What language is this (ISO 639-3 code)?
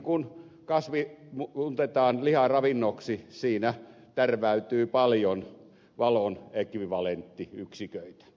fin